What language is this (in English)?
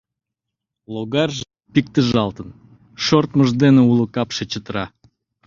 Mari